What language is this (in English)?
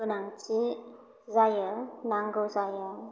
Bodo